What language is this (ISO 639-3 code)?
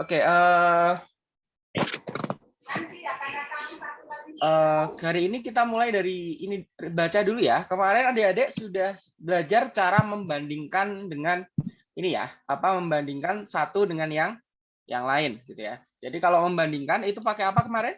ind